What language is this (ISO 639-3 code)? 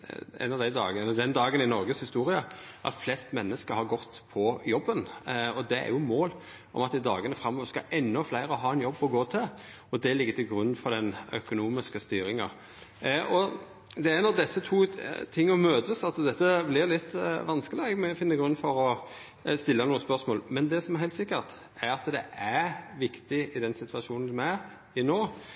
nno